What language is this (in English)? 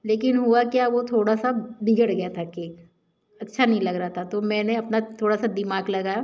Hindi